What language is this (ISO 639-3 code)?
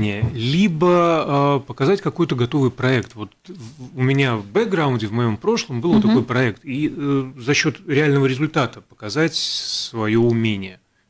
rus